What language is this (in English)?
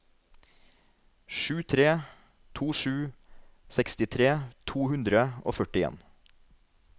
Norwegian